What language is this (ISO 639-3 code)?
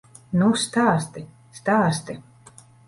lav